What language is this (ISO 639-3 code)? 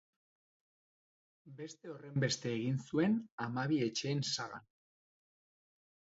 eus